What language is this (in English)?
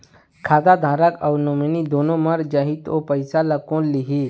Chhattisgarhi